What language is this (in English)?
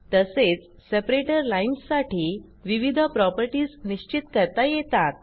Marathi